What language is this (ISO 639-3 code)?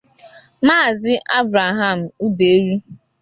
ibo